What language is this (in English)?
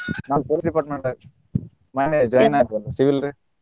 Kannada